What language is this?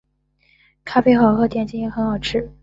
Chinese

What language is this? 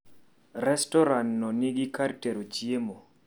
Luo (Kenya and Tanzania)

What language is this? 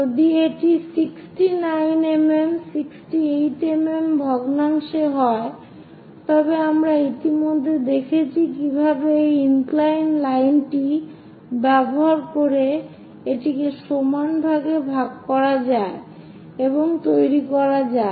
Bangla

